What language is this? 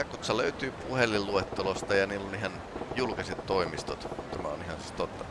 Japanese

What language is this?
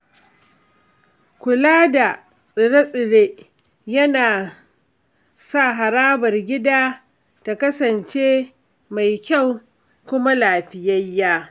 Hausa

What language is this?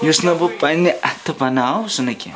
Kashmiri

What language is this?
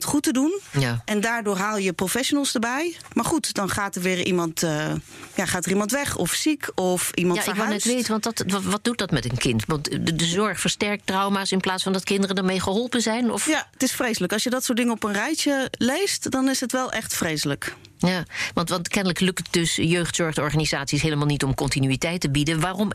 Dutch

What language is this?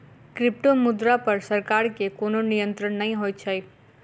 Maithili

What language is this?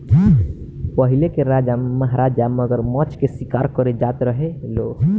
Bhojpuri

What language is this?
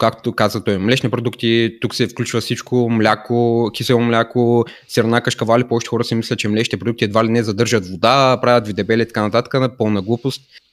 Bulgarian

